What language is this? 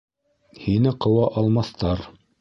Bashkir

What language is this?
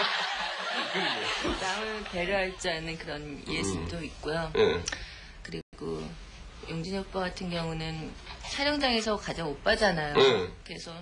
Korean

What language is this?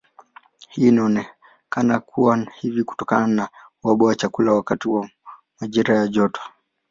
Swahili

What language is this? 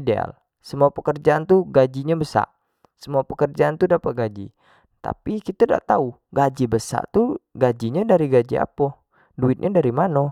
Jambi Malay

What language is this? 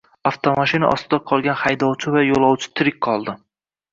Uzbek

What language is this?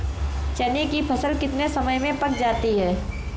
Hindi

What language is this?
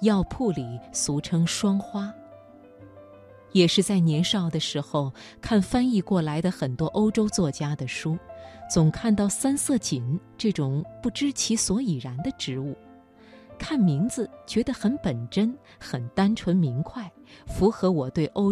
Chinese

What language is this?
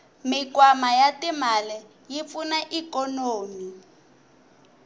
Tsonga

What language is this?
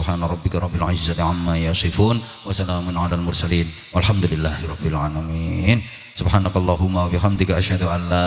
Indonesian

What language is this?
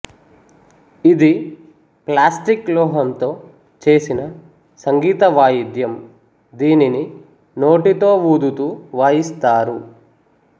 Telugu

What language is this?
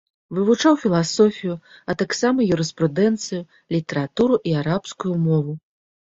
Belarusian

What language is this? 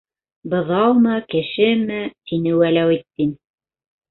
Bashkir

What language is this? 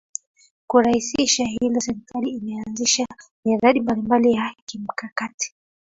Swahili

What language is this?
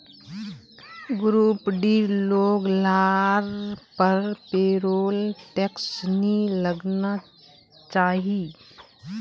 Magahi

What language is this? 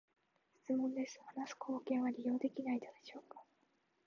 Japanese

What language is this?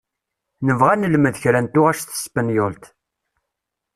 Kabyle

